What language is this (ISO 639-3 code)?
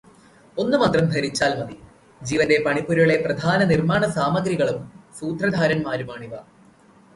mal